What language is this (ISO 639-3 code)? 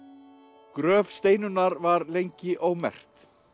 isl